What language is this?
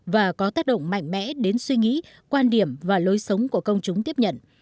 Vietnamese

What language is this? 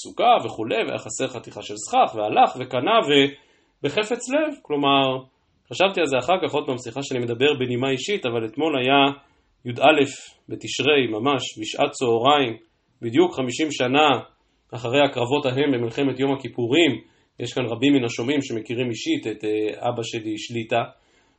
Hebrew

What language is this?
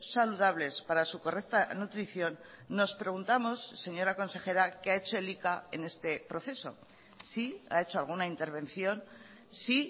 Spanish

